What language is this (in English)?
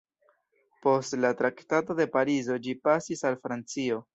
Esperanto